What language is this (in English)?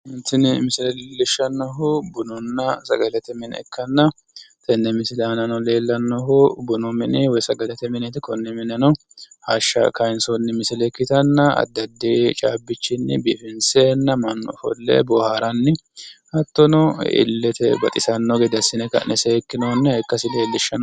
Sidamo